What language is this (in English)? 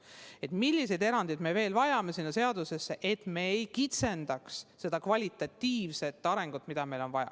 Estonian